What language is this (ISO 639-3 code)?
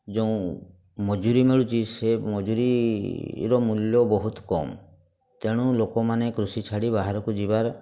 ori